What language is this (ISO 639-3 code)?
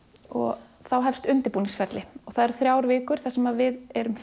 isl